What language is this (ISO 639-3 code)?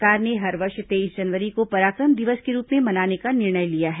hin